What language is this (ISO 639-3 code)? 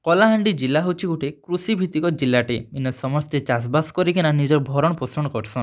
ori